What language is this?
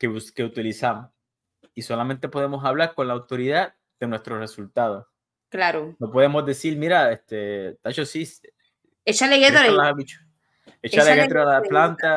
Spanish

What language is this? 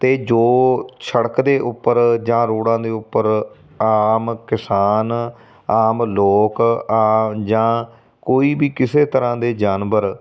Punjabi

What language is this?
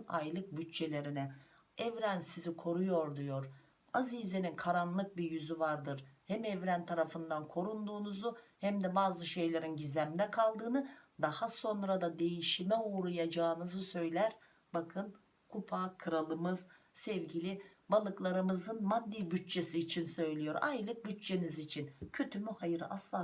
Turkish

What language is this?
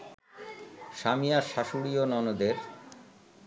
Bangla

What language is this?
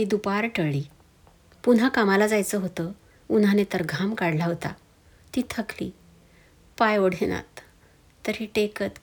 Marathi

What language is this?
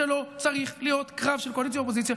Hebrew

